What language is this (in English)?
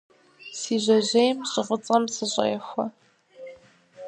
Kabardian